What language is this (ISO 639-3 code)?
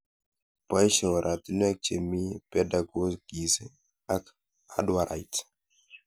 kln